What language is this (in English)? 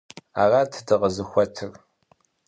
Kabardian